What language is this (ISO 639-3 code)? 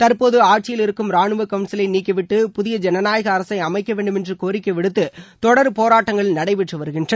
tam